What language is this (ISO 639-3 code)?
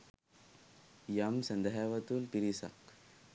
sin